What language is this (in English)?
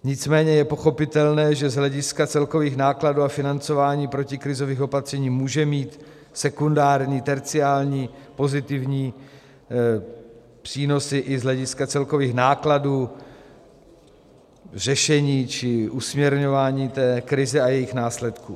Czech